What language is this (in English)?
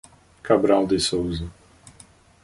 Portuguese